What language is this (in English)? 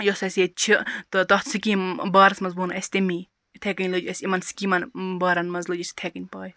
Kashmiri